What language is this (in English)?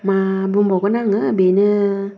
Bodo